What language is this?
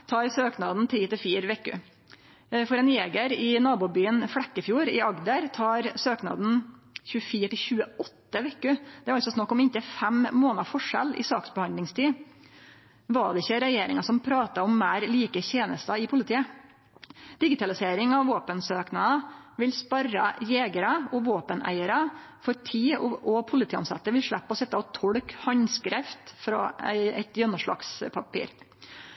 Norwegian Nynorsk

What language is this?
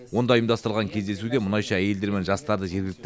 Kazakh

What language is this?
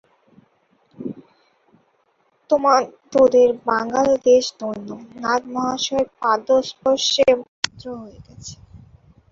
Bangla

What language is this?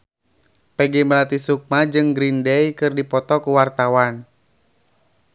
Sundanese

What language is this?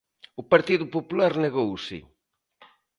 Galician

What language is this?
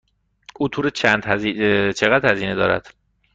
Persian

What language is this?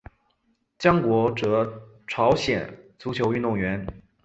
Chinese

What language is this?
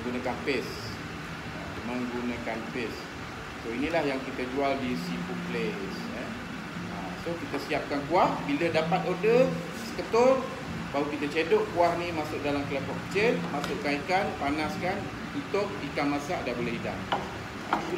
Malay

